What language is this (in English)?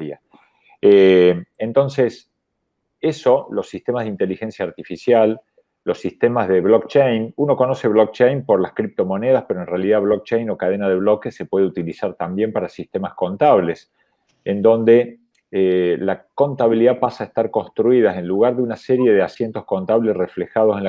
Spanish